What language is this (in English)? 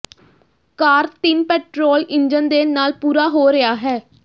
Punjabi